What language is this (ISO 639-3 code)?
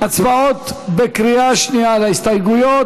heb